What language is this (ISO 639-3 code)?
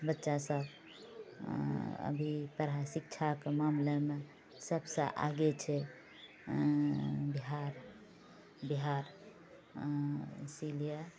mai